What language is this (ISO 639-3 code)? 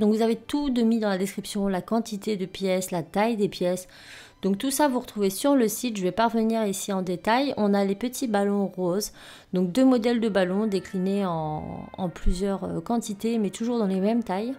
fra